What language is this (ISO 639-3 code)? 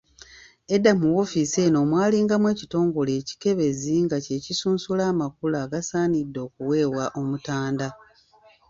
lug